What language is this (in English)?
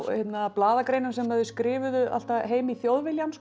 Icelandic